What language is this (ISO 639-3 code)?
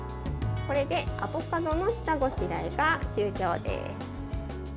jpn